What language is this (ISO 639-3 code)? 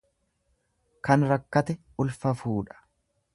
orm